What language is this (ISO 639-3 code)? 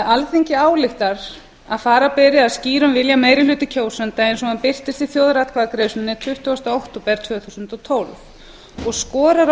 isl